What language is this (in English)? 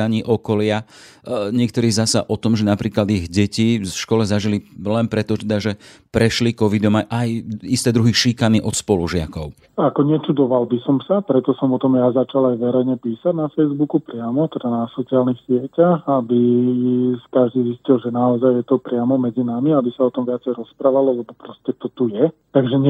Slovak